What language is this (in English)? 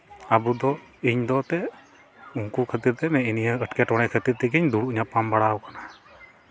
Santali